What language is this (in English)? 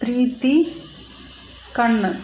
Tamil